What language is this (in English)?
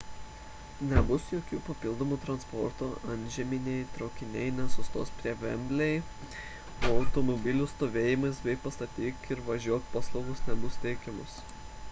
Lithuanian